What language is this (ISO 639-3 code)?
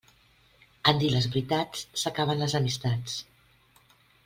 cat